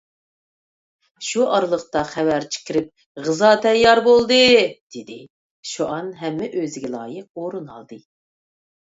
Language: Uyghur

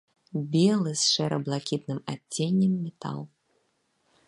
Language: Belarusian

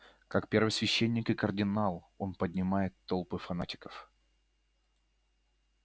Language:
Russian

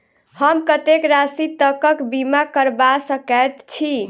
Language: Maithili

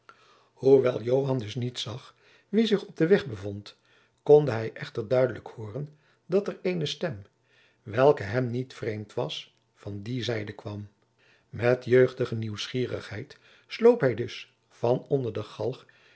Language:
Dutch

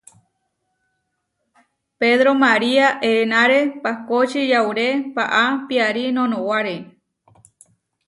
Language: Huarijio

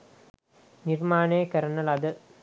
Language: Sinhala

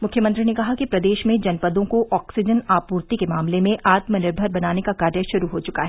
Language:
Hindi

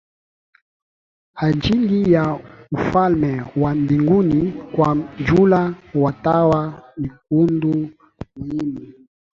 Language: Swahili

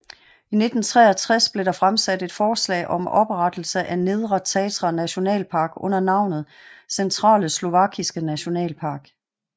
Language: Danish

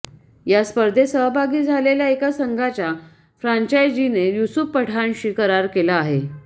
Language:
Marathi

